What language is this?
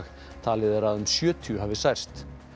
Icelandic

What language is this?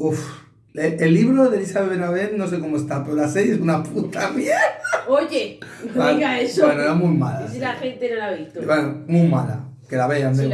Spanish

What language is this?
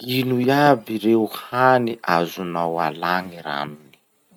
Masikoro Malagasy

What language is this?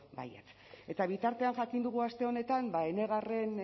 Basque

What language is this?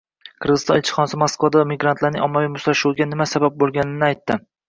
Uzbek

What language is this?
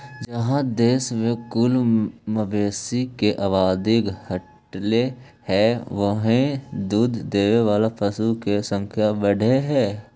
Magahi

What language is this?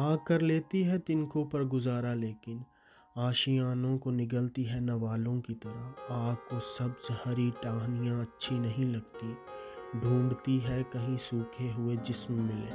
Urdu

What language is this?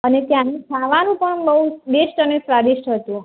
Gujarati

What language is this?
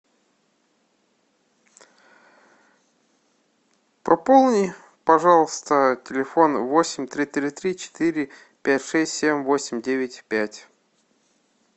Russian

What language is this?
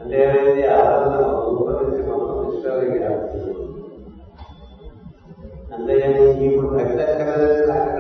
Telugu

